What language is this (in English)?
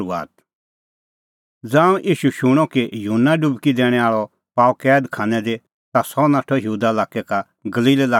Kullu Pahari